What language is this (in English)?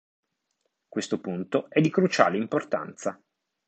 Italian